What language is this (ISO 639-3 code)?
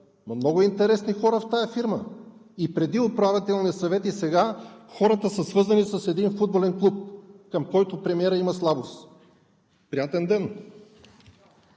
bul